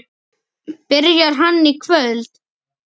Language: Icelandic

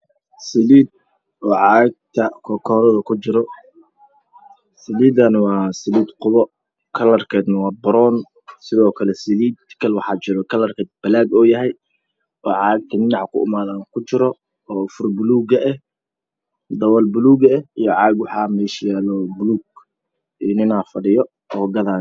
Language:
Somali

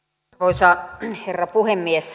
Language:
Finnish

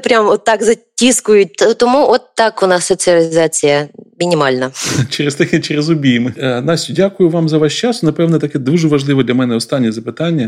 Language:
Ukrainian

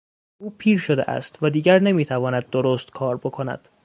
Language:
Persian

